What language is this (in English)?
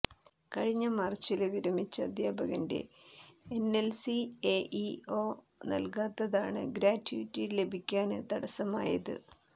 Malayalam